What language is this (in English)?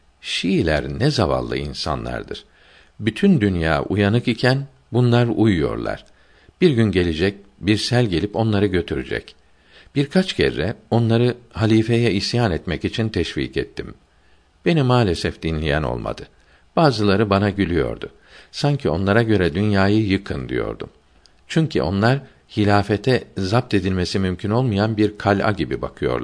Turkish